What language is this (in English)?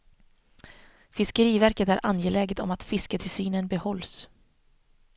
Swedish